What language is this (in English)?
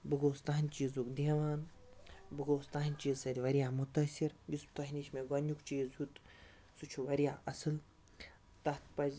Kashmiri